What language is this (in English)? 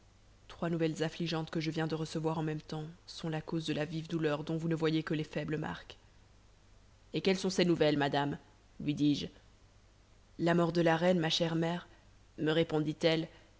French